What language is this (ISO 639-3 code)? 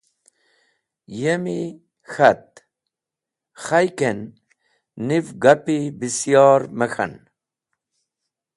wbl